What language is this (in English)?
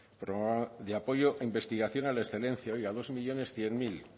Spanish